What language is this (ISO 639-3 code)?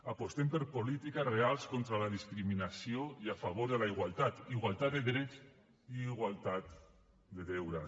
cat